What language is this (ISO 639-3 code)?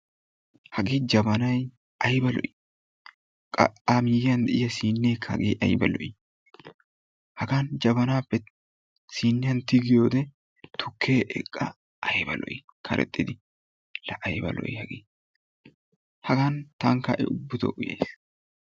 wal